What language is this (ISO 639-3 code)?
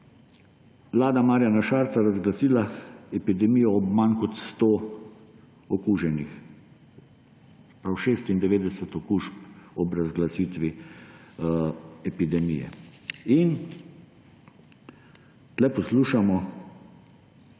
slv